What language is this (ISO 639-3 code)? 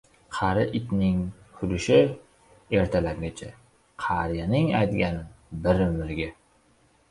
uzb